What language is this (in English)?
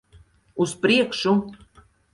Latvian